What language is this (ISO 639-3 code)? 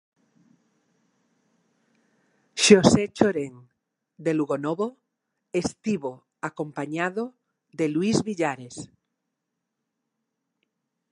glg